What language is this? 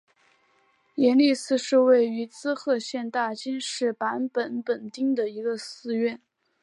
Chinese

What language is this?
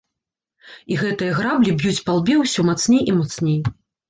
Belarusian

